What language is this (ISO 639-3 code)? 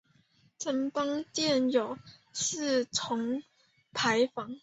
zho